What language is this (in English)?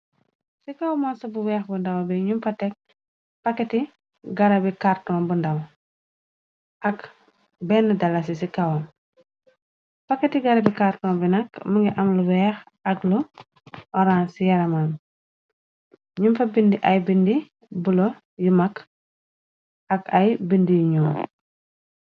Wolof